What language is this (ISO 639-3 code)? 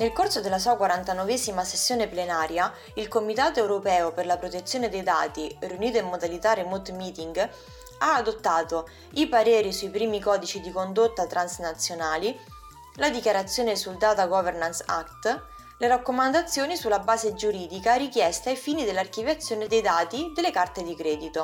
ita